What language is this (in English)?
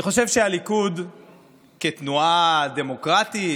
Hebrew